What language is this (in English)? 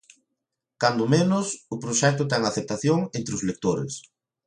Galician